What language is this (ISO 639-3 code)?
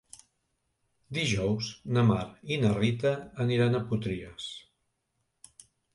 cat